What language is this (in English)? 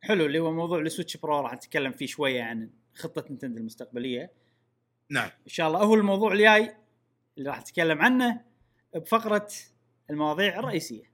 Arabic